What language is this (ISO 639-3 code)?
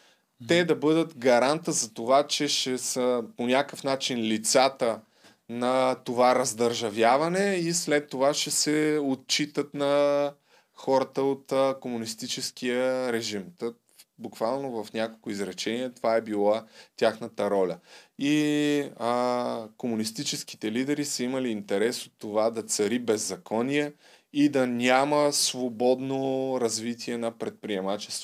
bul